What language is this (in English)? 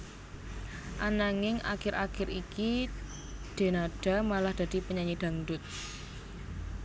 Javanese